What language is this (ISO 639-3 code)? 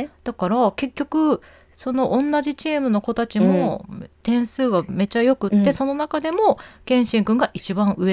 jpn